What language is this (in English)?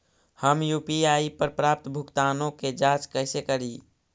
Magahi